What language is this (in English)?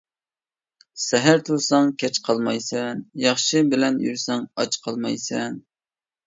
Uyghur